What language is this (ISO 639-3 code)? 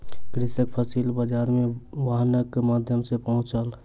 mai